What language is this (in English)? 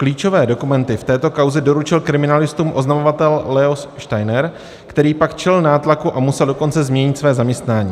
Czech